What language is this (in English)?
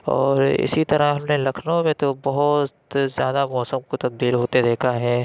Urdu